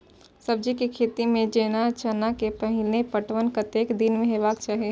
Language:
Maithili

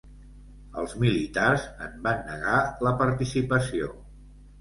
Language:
Catalan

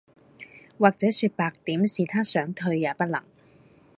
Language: Cantonese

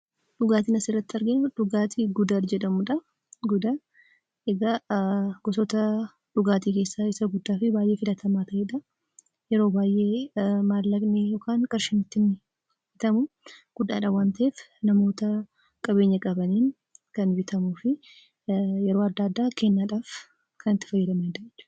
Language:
Oromo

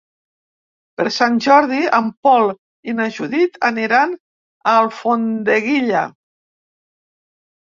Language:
Catalan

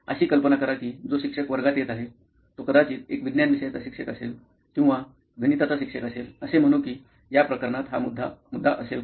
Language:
Marathi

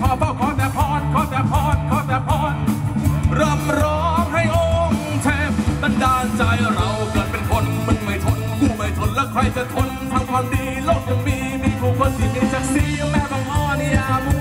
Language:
Thai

